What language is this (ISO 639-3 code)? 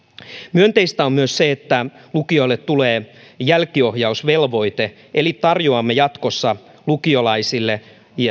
fin